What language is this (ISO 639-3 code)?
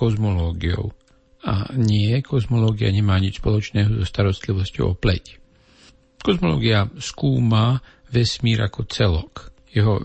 slk